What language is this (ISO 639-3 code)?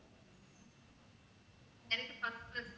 tam